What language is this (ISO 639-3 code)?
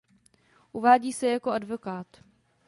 ces